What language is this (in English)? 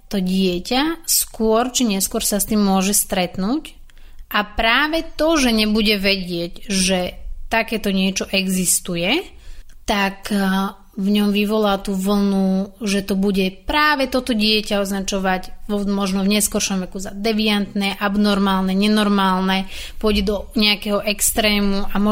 Slovak